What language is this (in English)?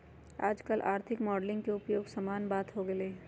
Magahi